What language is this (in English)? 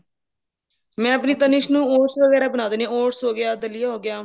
Punjabi